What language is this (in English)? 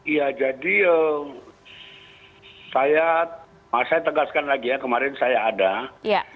Indonesian